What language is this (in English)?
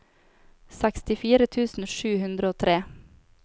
Norwegian